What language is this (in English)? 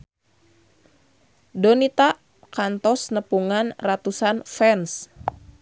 Sundanese